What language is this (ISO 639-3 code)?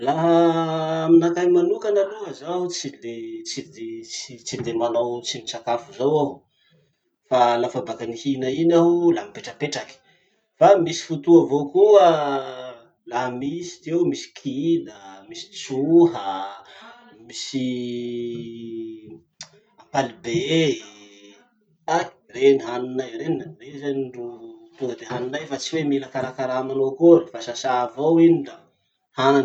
msh